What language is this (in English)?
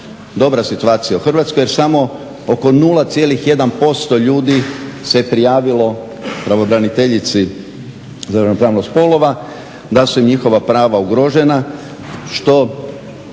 Croatian